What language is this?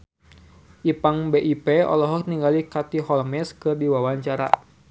Sundanese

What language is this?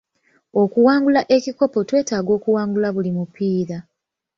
Ganda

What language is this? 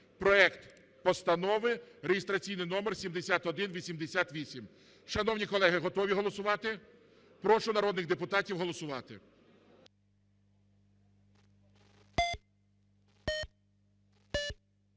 Ukrainian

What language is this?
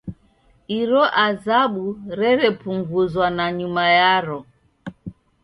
Taita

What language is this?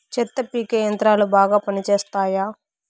Telugu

